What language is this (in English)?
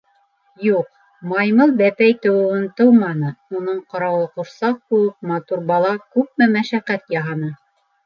Bashkir